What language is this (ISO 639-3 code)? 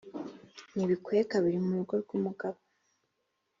kin